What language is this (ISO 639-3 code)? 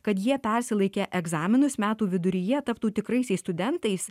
lit